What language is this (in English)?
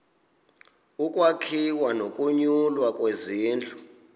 Xhosa